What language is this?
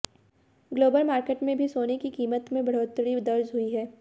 Hindi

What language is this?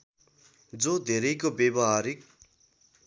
Nepali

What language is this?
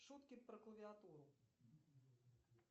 Russian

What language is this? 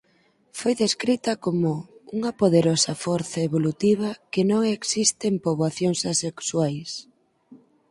Galician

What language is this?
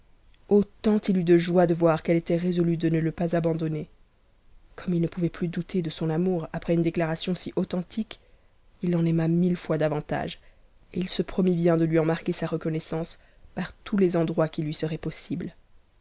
French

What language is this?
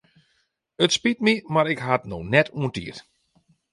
Western Frisian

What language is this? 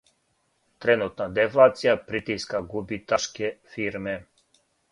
Serbian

